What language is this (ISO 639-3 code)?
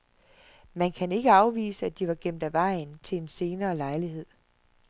dan